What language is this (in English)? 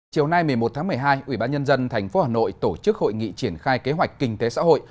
Vietnamese